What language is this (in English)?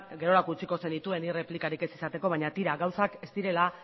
Basque